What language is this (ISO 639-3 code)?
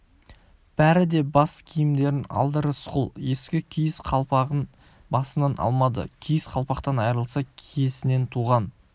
kaz